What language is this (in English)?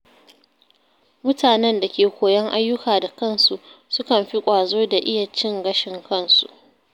Hausa